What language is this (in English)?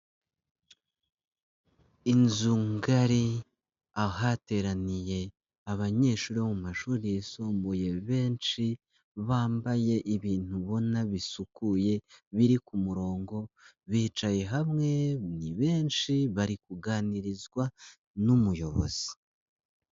Kinyarwanda